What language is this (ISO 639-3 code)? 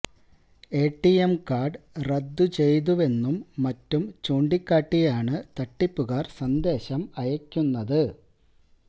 mal